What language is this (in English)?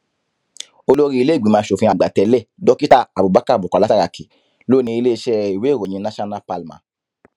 Yoruba